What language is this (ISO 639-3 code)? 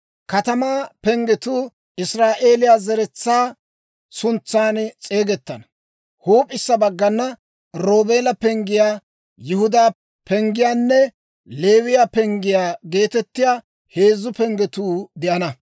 dwr